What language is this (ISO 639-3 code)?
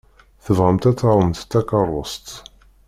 kab